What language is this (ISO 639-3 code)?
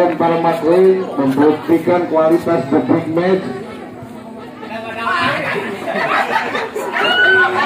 ind